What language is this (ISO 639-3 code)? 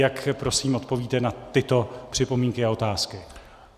ces